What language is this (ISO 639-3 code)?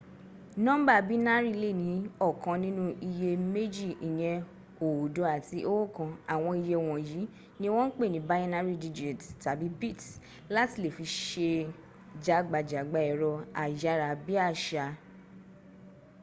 yor